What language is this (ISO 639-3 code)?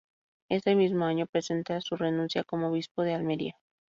spa